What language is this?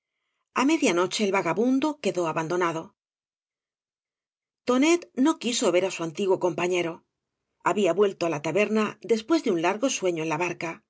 Spanish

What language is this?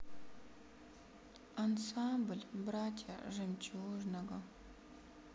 Russian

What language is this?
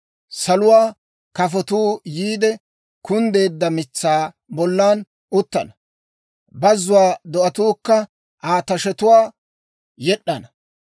Dawro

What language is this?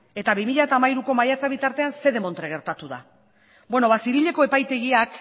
Basque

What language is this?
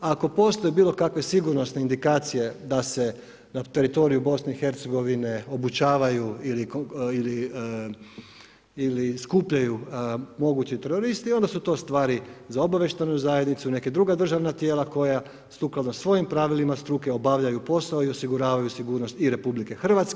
Croatian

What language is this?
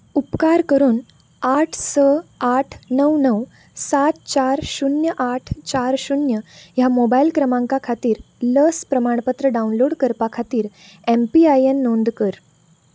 Konkani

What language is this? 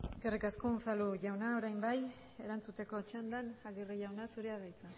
Basque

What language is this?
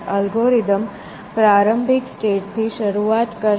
Gujarati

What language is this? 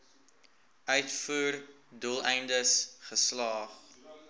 Afrikaans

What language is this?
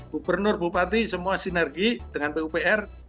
Indonesian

